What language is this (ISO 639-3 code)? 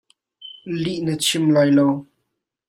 cnh